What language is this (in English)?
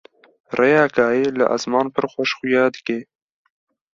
Kurdish